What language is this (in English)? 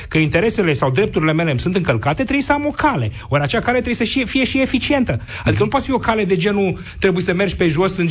Romanian